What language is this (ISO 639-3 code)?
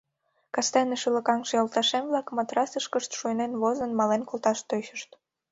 chm